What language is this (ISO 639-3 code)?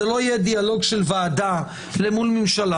heb